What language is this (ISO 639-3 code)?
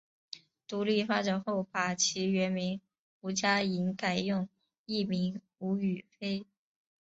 zho